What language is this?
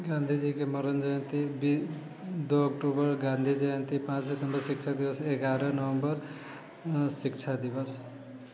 Maithili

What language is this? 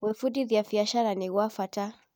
Kikuyu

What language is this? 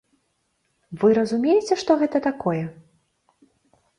Belarusian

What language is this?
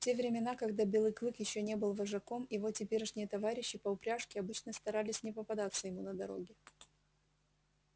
Russian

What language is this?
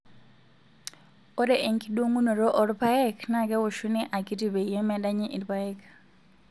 Masai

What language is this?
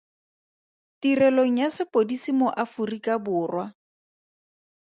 Tswana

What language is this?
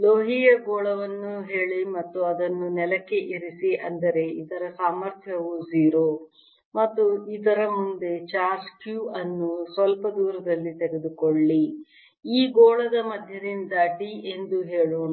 Kannada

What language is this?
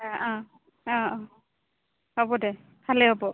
Assamese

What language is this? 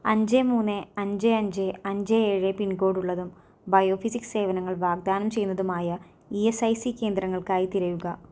Malayalam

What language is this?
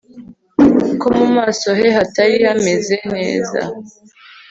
Kinyarwanda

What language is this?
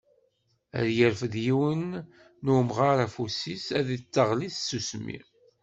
Kabyle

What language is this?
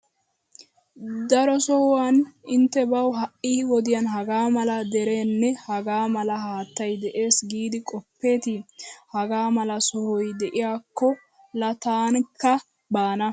Wolaytta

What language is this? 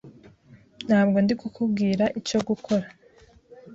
Kinyarwanda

